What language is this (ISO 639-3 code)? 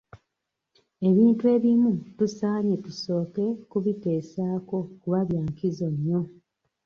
lug